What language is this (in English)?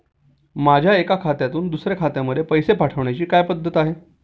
Marathi